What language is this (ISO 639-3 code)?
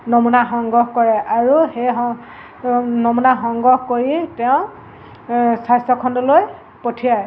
asm